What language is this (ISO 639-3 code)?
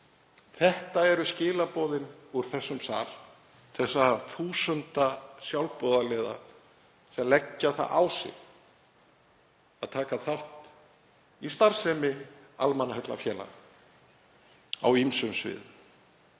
isl